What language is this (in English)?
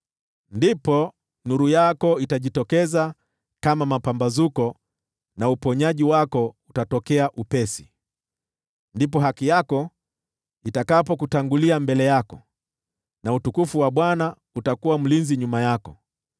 Swahili